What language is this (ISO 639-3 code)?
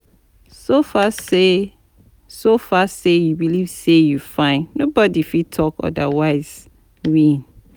pcm